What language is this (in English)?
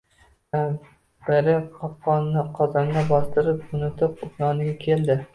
Uzbek